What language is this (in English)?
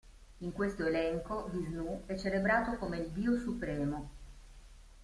Italian